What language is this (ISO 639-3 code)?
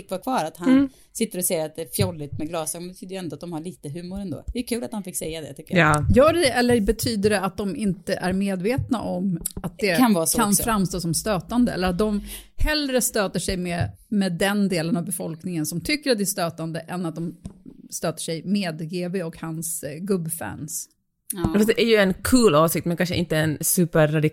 swe